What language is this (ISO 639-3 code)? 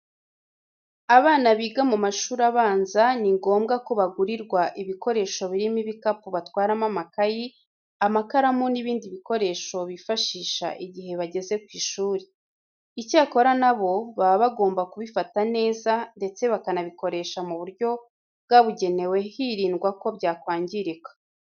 kin